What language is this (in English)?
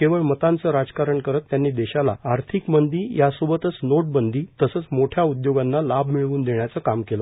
Marathi